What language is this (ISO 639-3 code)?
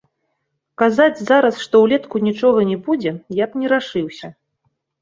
bel